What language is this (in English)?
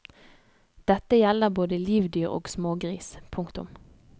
Norwegian